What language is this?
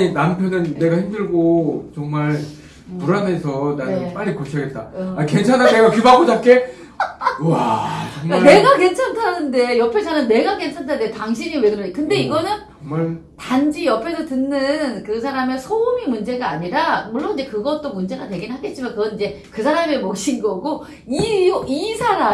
Korean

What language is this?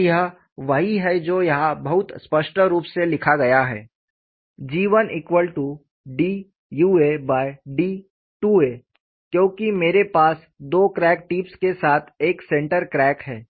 Hindi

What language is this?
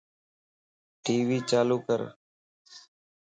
Lasi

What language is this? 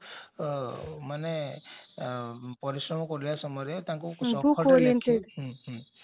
Odia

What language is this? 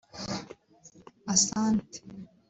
Kinyarwanda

